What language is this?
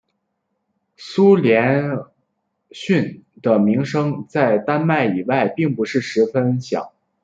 Chinese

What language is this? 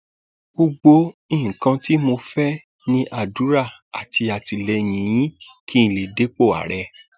Yoruba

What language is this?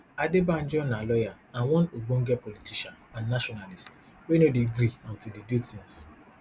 Nigerian Pidgin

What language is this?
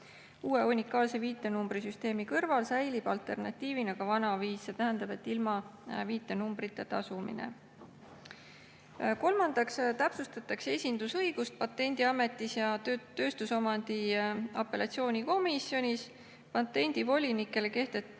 Estonian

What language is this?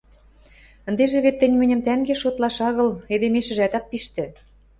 Western Mari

